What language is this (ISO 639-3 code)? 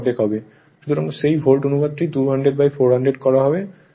ben